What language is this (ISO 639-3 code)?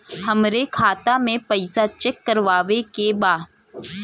bho